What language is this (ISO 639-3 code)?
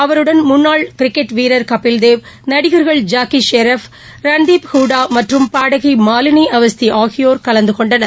tam